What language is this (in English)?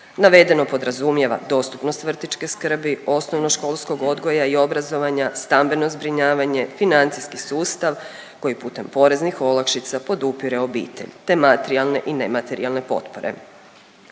Croatian